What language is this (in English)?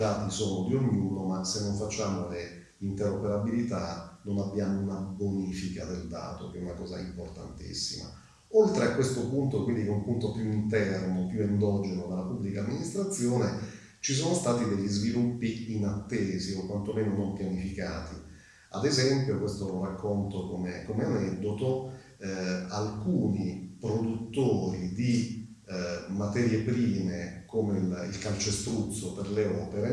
Italian